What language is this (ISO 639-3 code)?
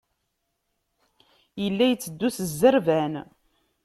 kab